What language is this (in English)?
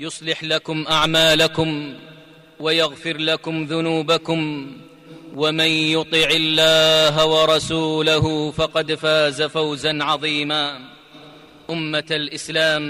Arabic